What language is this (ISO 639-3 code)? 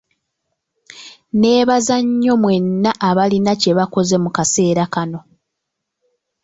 lug